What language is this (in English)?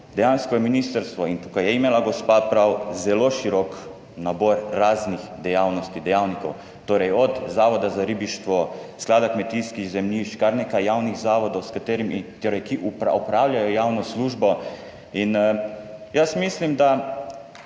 Slovenian